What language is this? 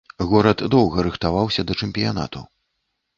Belarusian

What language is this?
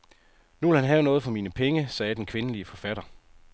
Danish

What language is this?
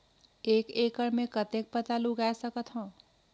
Chhattisgarhi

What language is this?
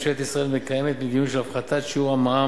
Hebrew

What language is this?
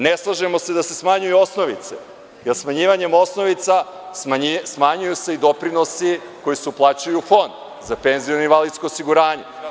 Serbian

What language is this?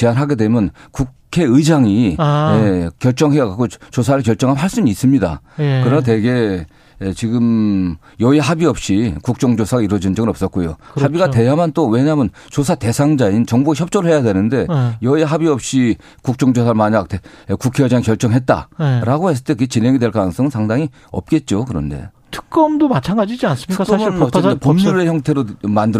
Korean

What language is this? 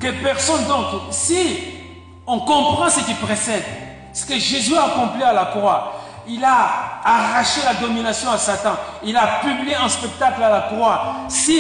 French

